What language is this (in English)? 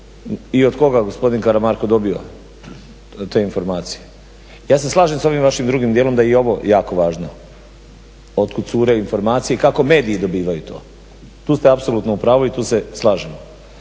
Croatian